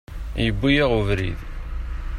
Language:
Kabyle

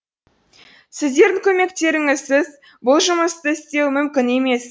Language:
Kazakh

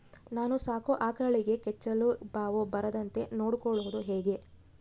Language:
Kannada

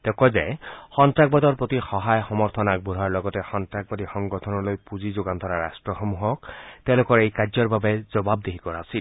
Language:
Assamese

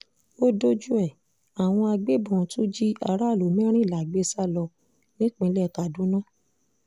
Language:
Yoruba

